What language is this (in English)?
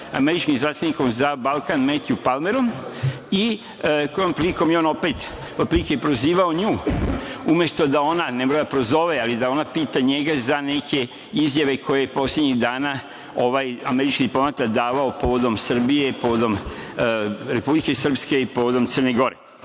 Serbian